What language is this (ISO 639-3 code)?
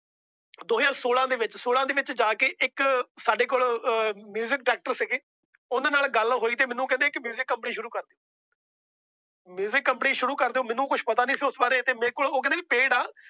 pan